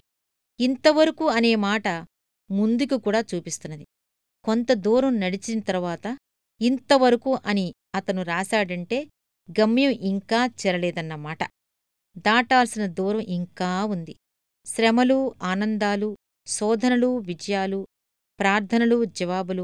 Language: Telugu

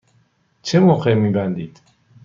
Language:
Persian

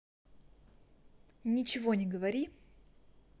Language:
Russian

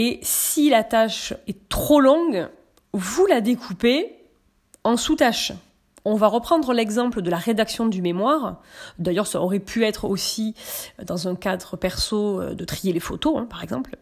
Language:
French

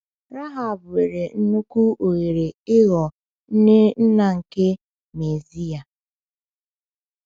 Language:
Igbo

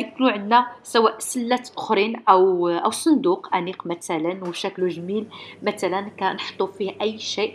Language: Arabic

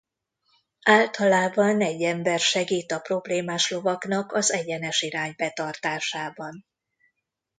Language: Hungarian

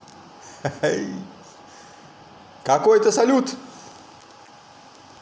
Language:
Russian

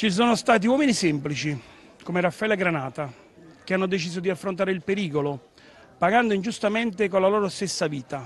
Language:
Italian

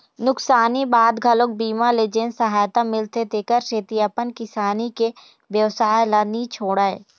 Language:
Chhattisgarhi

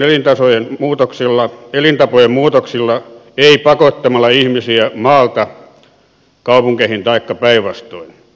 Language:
Finnish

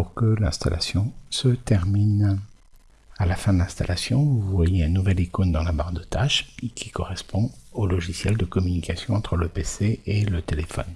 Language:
French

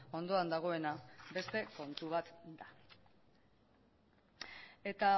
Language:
Basque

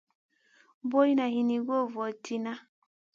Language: Masana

